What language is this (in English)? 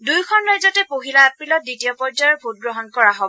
Assamese